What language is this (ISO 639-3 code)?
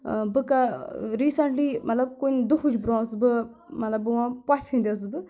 kas